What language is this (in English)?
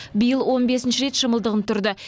Kazakh